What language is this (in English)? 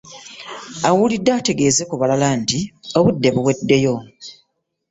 Ganda